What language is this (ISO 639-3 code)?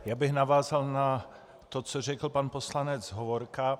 ces